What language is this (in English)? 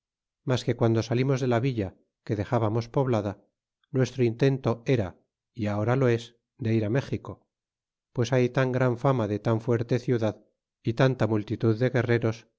Spanish